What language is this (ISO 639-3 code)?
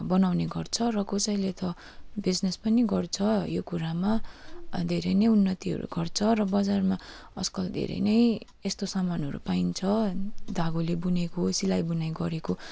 nep